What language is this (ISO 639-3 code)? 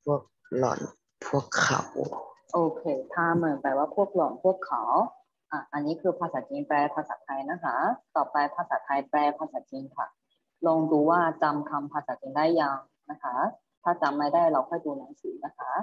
tha